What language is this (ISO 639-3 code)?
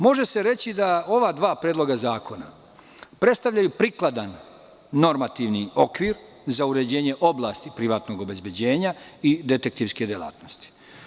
srp